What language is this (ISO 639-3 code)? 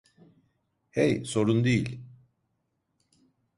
tur